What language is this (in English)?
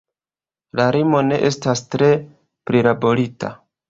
Esperanto